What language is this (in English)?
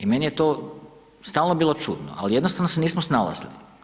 Croatian